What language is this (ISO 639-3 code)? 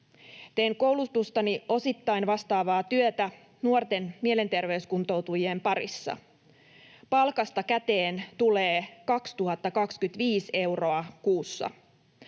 fin